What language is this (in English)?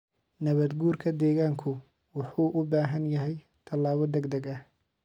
Somali